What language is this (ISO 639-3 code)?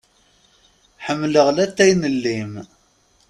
kab